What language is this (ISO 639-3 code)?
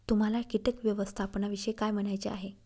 mar